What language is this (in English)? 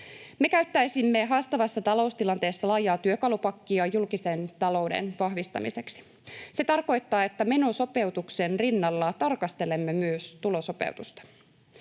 Finnish